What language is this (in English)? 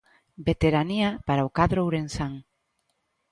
Galician